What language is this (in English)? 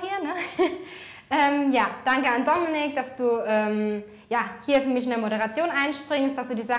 German